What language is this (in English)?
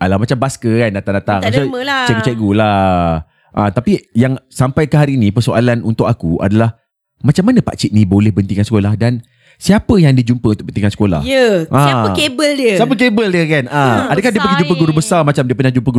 Malay